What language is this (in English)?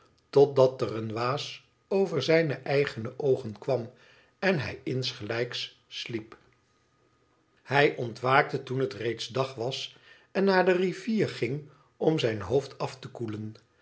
Dutch